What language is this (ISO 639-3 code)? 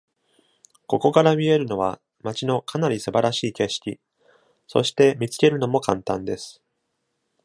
jpn